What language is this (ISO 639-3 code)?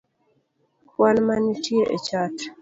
luo